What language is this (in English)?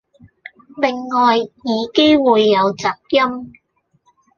Cantonese